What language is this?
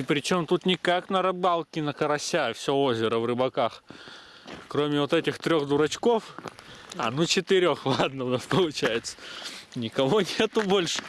Russian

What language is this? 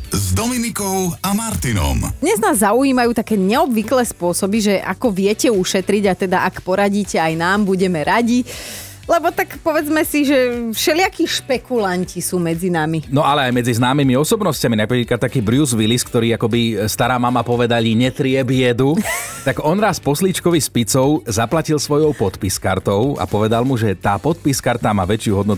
Slovak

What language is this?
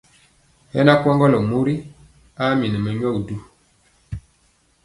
Mpiemo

